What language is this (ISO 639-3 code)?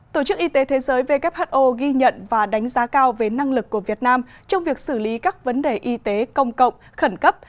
vie